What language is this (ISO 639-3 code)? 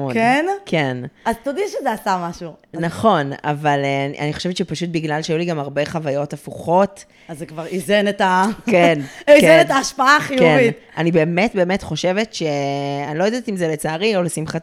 heb